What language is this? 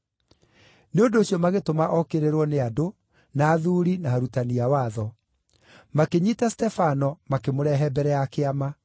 Kikuyu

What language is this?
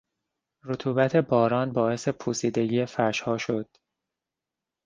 Persian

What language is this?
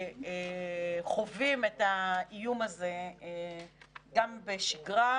Hebrew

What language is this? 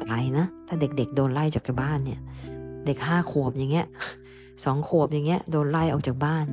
Thai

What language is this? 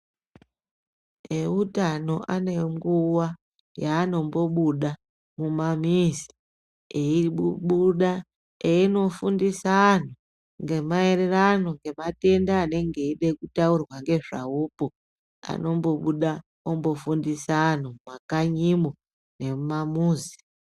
Ndau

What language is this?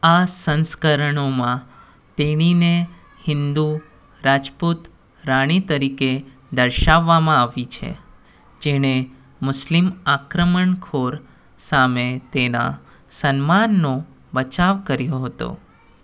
Gujarati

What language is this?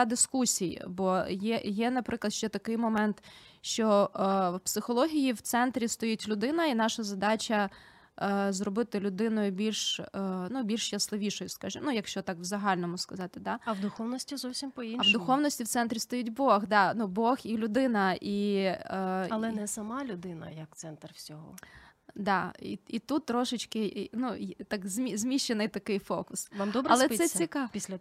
Ukrainian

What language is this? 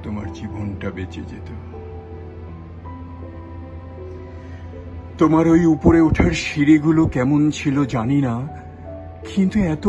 Korean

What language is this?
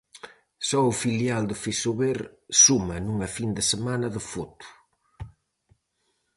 Galician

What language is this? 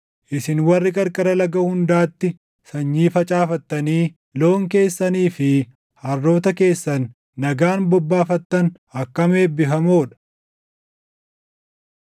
Oromo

